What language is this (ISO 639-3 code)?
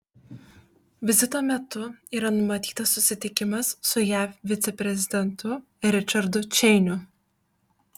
lit